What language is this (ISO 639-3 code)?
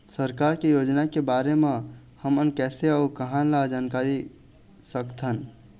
hne